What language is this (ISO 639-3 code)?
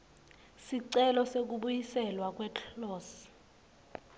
ssw